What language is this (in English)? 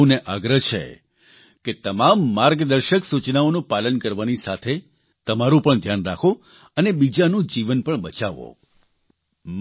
Gujarati